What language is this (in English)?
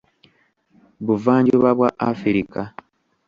Ganda